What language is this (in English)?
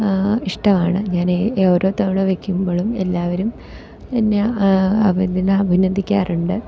Malayalam